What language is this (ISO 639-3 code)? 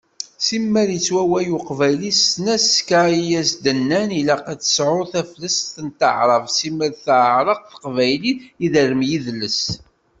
kab